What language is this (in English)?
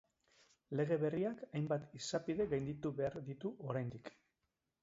Basque